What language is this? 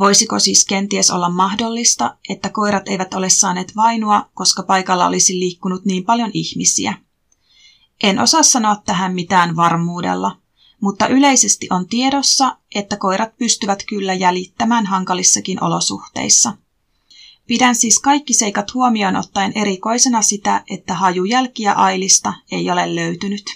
Finnish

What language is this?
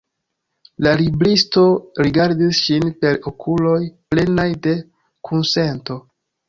Esperanto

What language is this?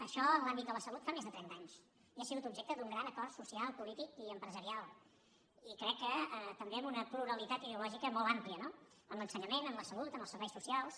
Catalan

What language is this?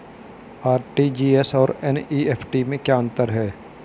Hindi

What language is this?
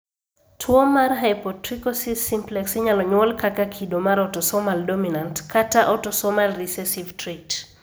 Luo (Kenya and Tanzania)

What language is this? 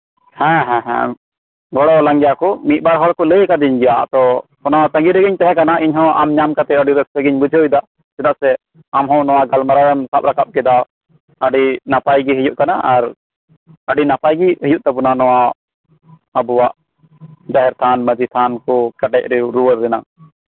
Santali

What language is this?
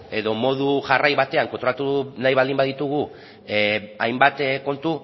Basque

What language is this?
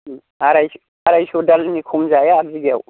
Bodo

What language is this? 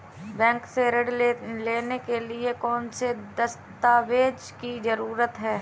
Hindi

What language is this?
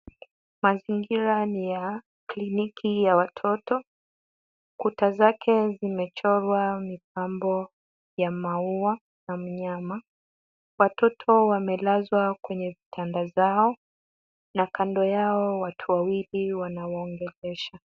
Swahili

